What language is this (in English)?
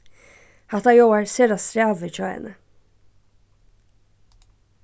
Faroese